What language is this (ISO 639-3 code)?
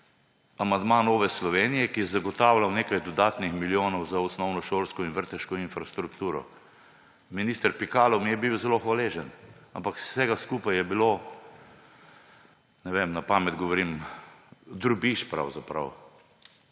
slv